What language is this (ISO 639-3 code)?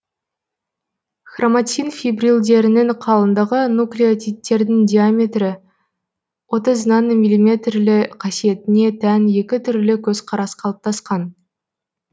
kaz